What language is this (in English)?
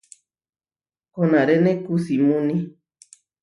Huarijio